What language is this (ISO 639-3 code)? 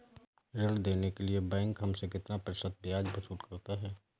hin